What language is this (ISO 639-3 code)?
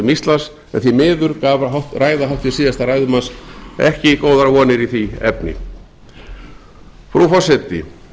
isl